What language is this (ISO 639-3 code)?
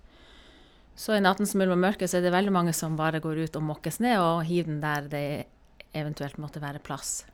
nor